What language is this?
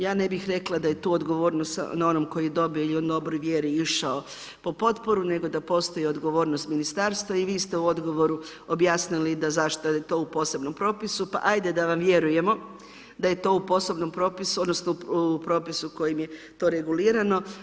Croatian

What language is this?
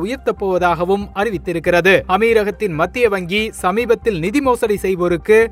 Tamil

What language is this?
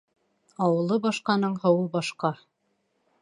Bashkir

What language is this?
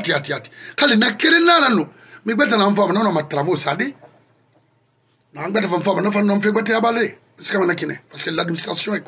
French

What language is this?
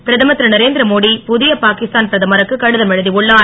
Tamil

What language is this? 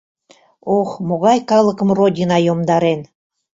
Mari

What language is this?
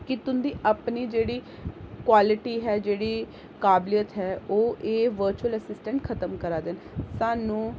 Dogri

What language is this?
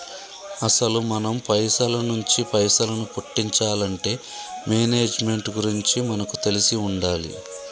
Telugu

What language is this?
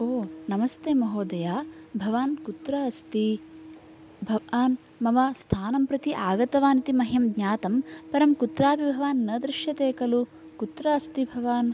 Sanskrit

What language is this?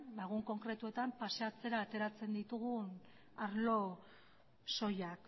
Basque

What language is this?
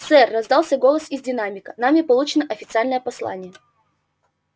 Russian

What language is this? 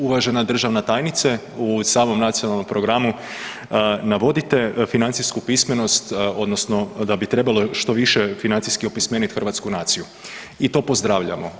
Croatian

